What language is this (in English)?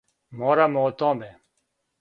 Serbian